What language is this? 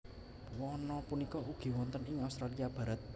Javanese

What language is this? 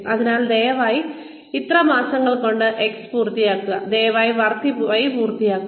Malayalam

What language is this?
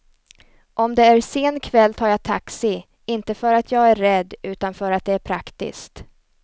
Swedish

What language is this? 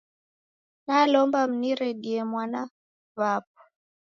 Taita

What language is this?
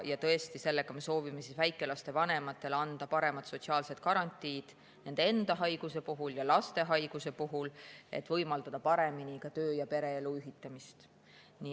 Estonian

